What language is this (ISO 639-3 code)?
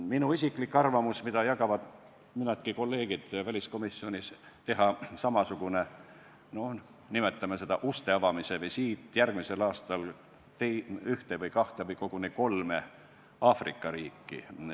est